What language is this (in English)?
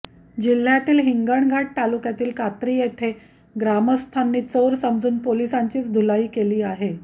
Marathi